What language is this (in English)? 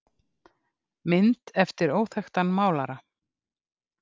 Icelandic